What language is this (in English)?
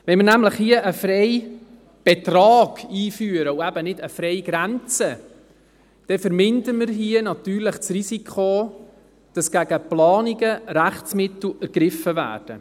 Swiss German